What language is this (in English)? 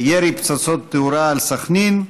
Hebrew